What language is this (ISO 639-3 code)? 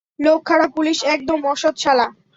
ben